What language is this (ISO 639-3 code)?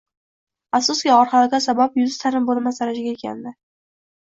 uzb